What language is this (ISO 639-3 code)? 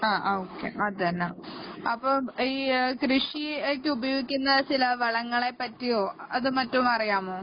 mal